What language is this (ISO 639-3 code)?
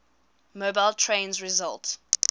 eng